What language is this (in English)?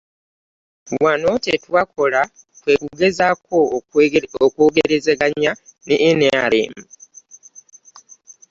Ganda